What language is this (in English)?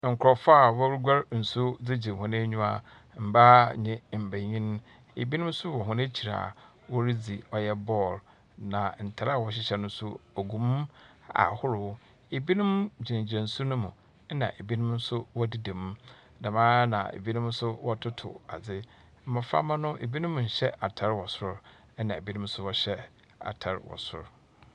Akan